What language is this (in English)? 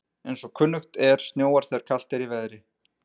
Icelandic